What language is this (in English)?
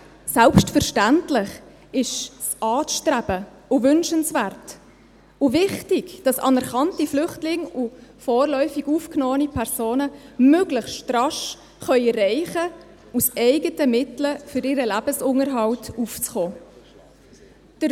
Swiss German